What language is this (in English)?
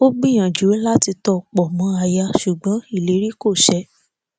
Yoruba